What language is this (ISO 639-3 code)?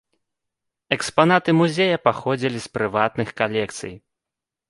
bel